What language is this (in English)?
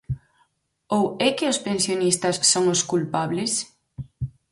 Galician